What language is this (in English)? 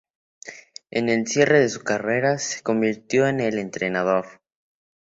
Spanish